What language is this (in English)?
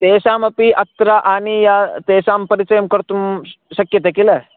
Sanskrit